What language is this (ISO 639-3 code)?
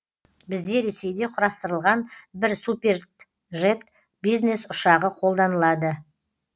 kaz